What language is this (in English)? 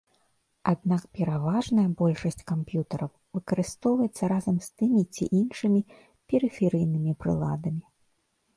Belarusian